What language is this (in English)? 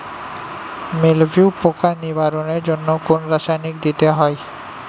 Bangla